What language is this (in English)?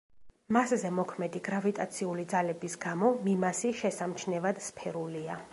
Georgian